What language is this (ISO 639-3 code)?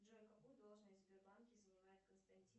rus